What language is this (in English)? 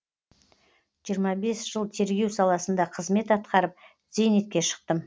Kazakh